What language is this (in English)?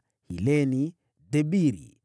Swahili